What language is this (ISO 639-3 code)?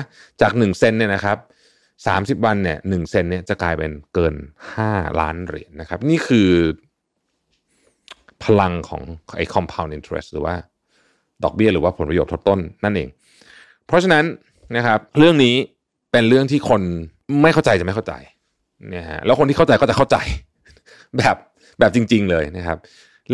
tha